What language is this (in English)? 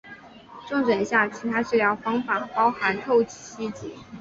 Chinese